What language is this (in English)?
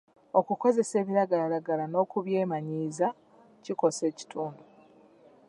Ganda